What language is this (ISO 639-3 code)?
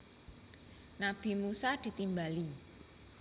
jav